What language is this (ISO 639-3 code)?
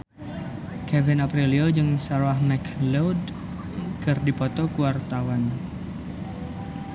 sun